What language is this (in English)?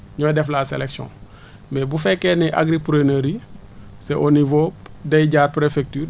Wolof